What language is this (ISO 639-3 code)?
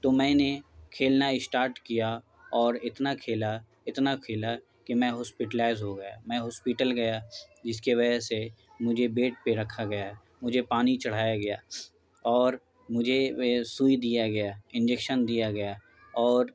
urd